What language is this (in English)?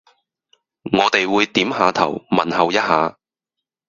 Cantonese